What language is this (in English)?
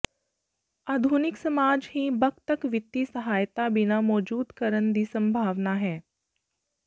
Punjabi